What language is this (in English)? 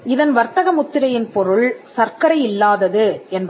Tamil